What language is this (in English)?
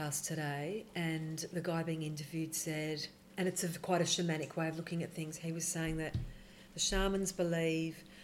English